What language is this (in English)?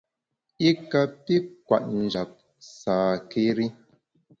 Bamun